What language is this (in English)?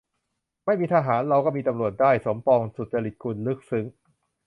Thai